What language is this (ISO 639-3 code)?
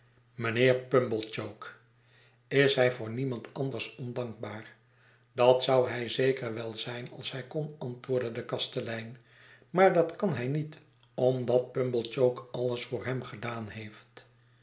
nld